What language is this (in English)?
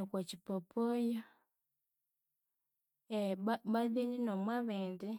Konzo